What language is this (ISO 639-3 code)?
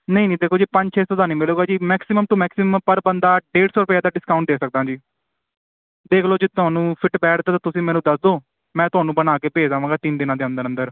pan